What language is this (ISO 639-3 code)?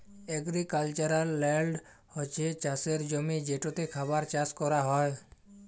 ben